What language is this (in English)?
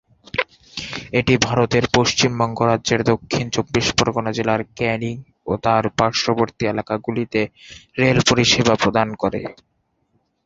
Bangla